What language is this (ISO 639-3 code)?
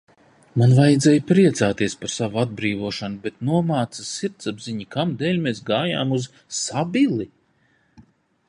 lav